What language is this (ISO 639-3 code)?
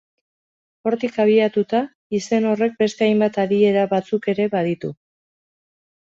eus